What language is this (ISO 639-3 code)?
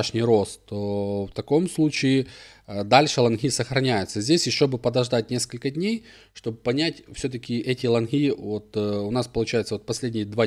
rus